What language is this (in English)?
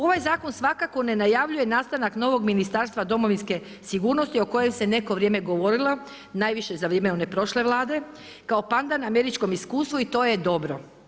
Croatian